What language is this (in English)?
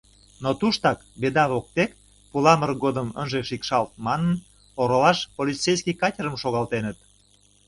Mari